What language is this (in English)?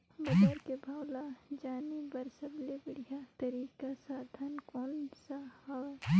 Chhattisgarhi